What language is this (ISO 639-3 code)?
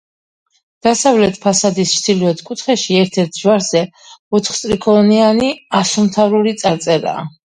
kat